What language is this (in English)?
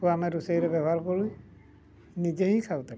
Odia